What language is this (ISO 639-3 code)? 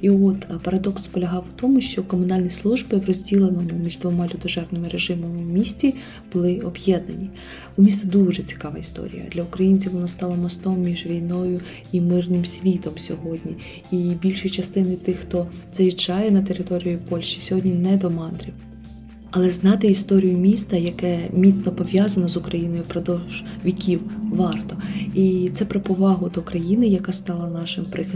ukr